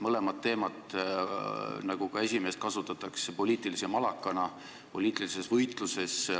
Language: Estonian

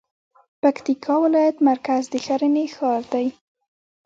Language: Pashto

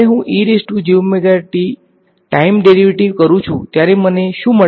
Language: Gujarati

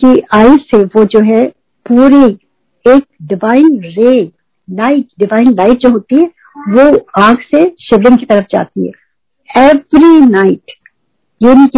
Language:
Hindi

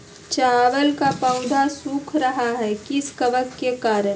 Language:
Magahi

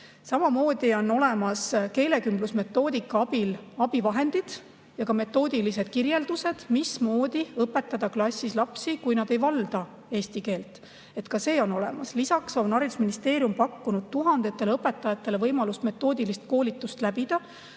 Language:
Estonian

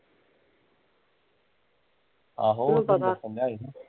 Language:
Punjabi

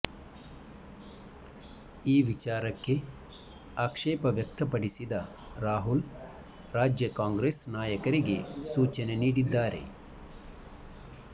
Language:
Kannada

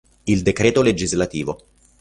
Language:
Italian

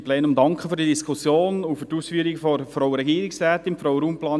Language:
Swiss German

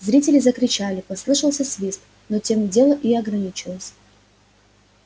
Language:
Russian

